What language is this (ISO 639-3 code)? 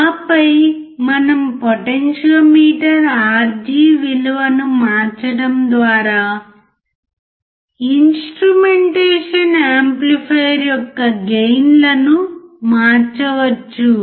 tel